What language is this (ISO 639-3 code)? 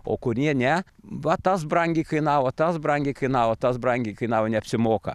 lit